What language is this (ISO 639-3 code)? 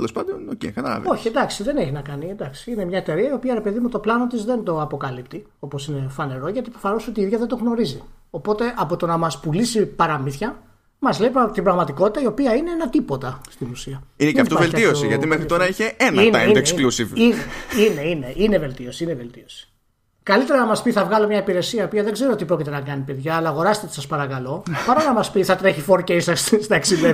ell